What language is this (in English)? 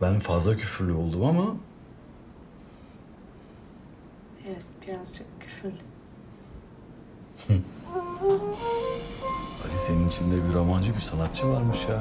Turkish